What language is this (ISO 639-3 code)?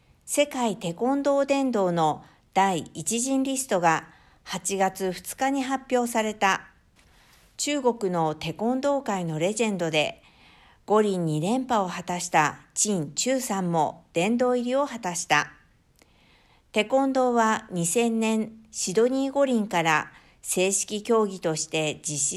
jpn